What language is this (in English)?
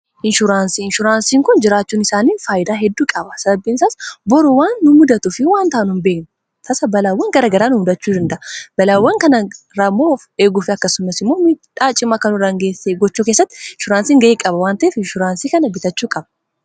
Oromo